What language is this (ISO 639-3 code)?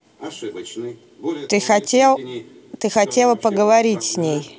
rus